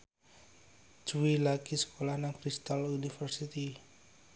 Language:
Javanese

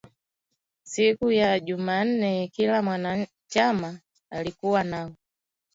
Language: Swahili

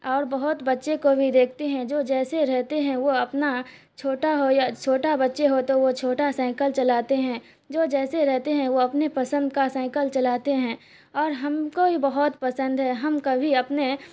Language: Urdu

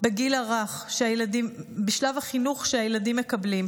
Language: Hebrew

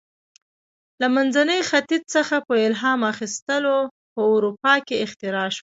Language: Pashto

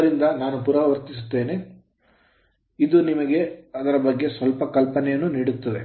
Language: Kannada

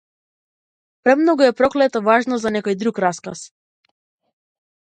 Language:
Macedonian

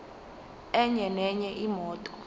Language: Zulu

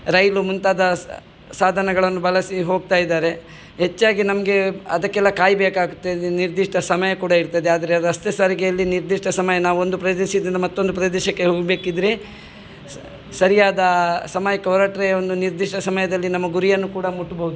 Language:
Kannada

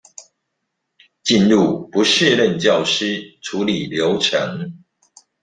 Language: Chinese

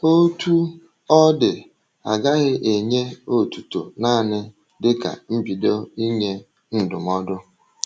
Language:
Igbo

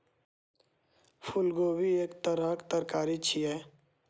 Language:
Maithili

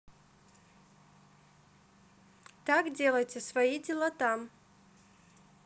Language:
Russian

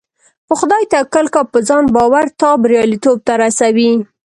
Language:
Pashto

